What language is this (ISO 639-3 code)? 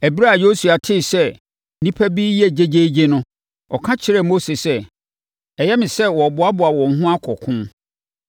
aka